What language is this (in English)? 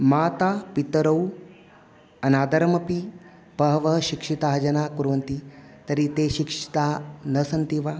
Sanskrit